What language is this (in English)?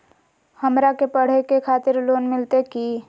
Magahi